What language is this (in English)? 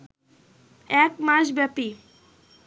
Bangla